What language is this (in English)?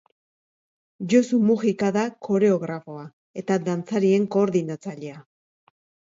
Basque